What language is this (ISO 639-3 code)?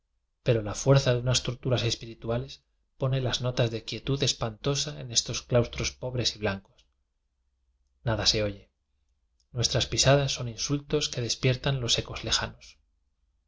spa